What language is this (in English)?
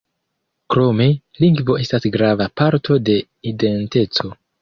Esperanto